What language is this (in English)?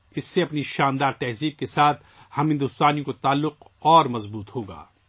Urdu